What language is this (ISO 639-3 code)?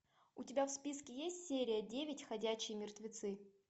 rus